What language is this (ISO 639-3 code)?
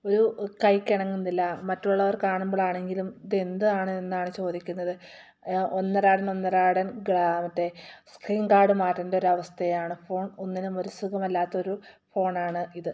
mal